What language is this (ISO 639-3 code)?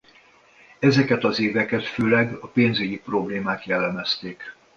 hun